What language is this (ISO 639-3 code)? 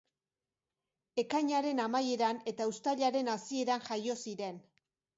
eus